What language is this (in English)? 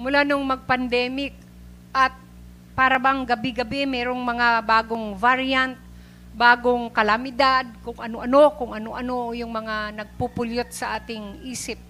Filipino